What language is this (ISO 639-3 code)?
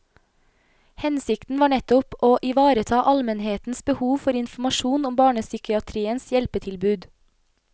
nor